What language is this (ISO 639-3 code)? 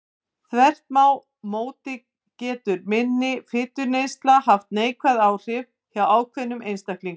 isl